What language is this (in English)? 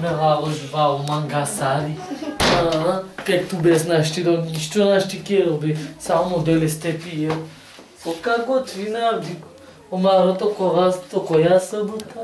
Romanian